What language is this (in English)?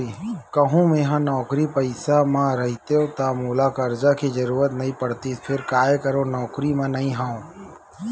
Chhattisgarhi